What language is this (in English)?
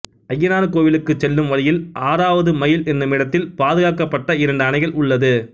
Tamil